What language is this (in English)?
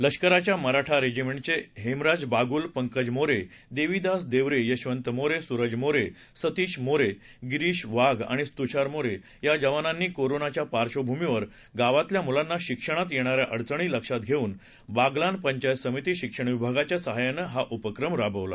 Marathi